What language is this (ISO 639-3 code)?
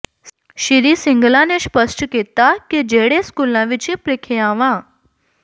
pan